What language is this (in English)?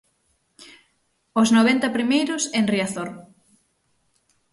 Galician